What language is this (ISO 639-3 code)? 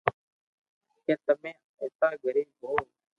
lrk